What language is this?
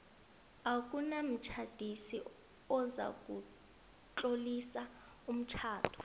South Ndebele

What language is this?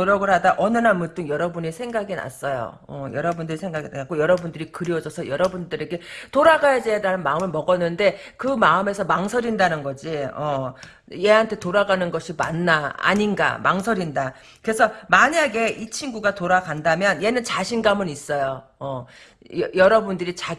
Korean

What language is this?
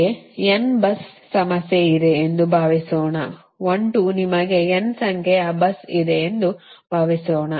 Kannada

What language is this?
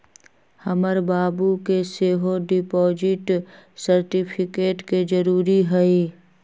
Magahi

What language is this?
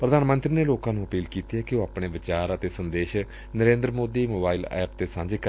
Punjabi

